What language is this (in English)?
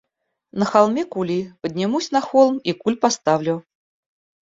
Russian